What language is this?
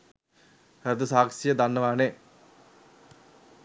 Sinhala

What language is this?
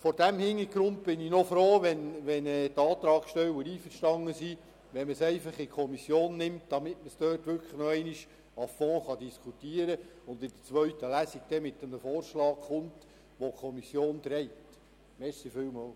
Swiss German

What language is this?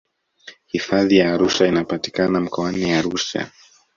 Swahili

